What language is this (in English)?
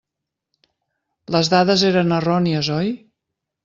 Catalan